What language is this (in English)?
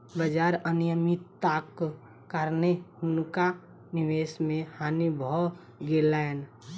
Maithili